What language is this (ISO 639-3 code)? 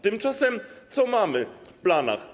pol